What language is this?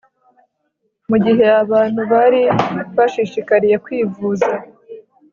Kinyarwanda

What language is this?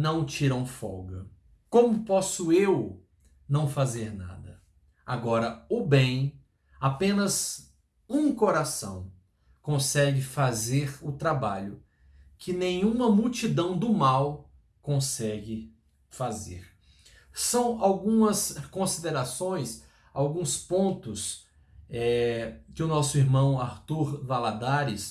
Portuguese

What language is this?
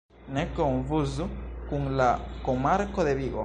Esperanto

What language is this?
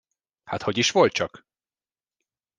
Hungarian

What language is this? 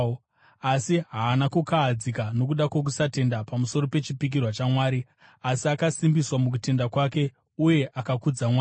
Shona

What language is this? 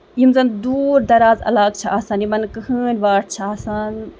Kashmiri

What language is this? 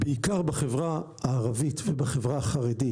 Hebrew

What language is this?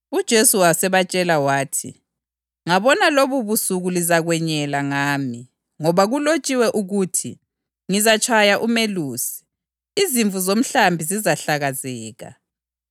North Ndebele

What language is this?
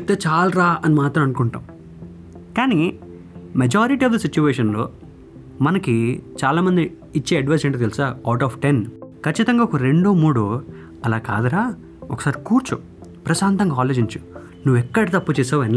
Telugu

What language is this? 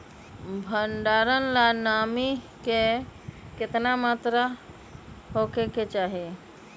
Magahi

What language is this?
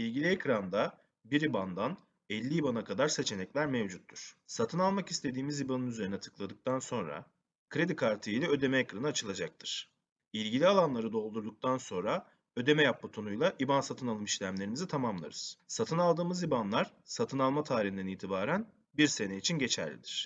Turkish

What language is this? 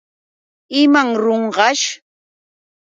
Yauyos Quechua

